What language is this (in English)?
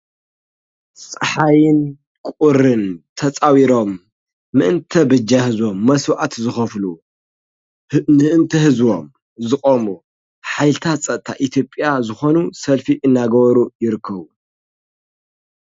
Tigrinya